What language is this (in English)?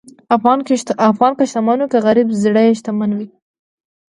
Pashto